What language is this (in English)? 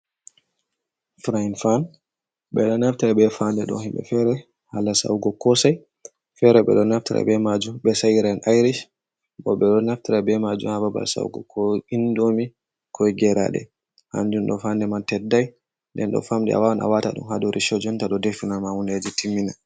Fula